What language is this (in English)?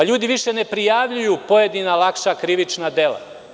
Serbian